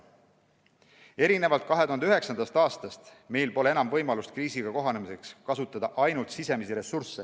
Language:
Estonian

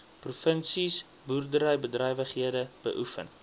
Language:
Afrikaans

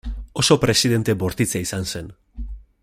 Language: Basque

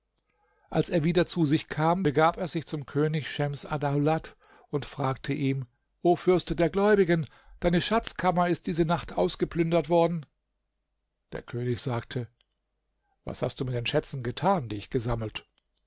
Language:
German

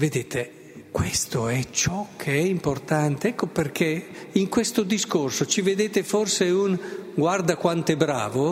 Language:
Italian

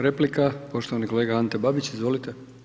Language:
Croatian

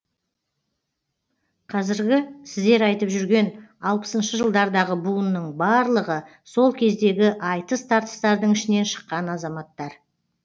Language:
Kazakh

